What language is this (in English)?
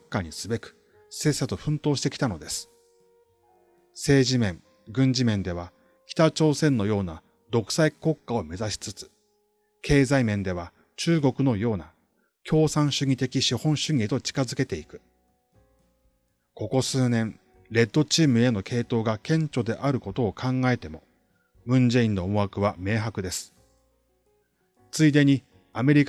Japanese